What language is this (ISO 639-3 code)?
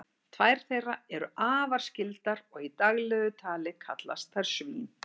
isl